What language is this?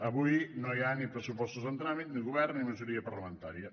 Catalan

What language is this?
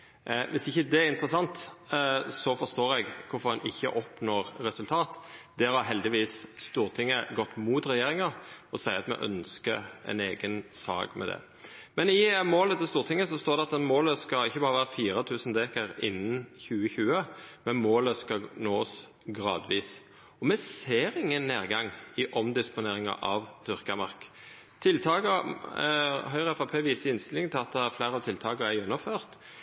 Norwegian Nynorsk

